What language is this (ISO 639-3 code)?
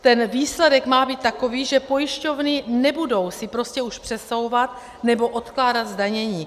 ces